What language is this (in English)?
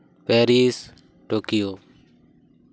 Santali